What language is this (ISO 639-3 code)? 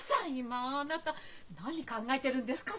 jpn